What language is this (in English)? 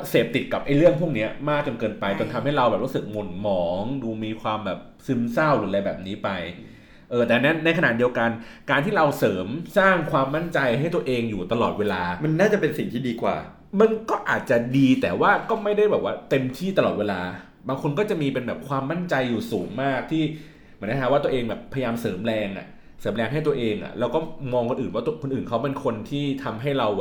Thai